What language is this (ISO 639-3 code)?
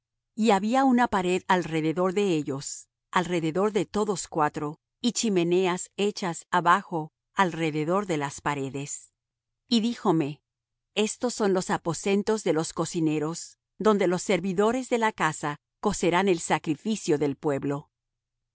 spa